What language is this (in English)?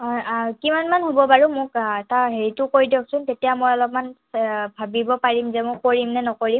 Assamese